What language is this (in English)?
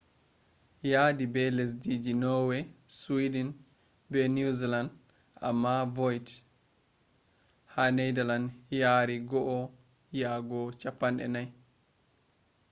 Fula